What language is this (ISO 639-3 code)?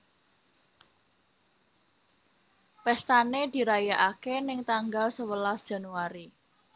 jav